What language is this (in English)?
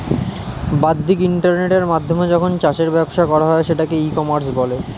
Bangla